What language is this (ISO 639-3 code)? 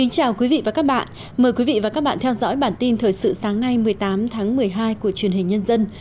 vie